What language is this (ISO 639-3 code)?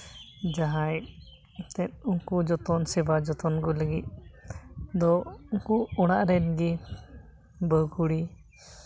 sat